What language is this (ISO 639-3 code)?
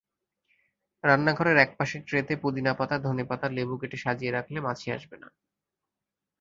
ben